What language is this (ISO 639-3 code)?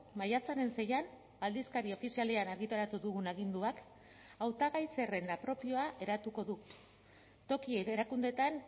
eus